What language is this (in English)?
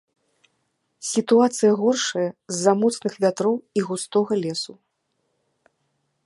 Belarusian